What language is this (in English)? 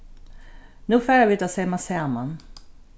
Faroese